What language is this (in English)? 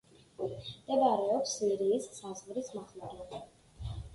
Georgian